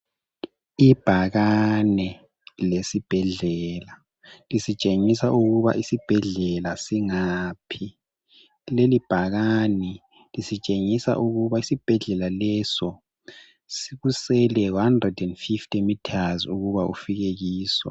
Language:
North Ndebele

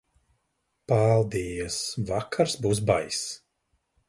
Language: Latvian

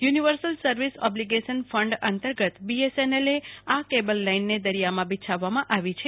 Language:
Gujarati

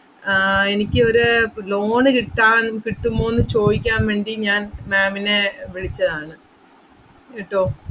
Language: Malayalam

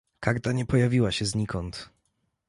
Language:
Polish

